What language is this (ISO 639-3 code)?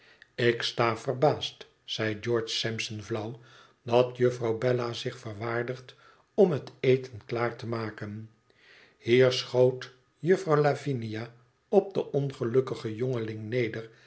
nld